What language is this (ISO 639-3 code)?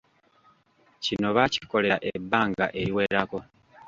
lug